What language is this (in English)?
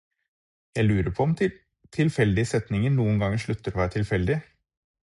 Norwegian Bokmål